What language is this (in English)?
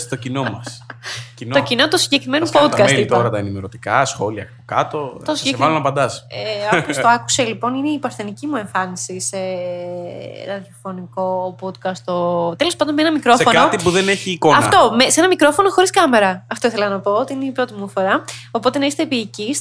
Greek